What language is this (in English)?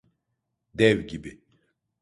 Turkish